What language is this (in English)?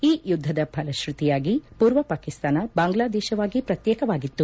Kannada